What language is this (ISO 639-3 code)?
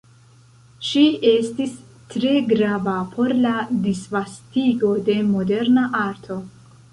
epo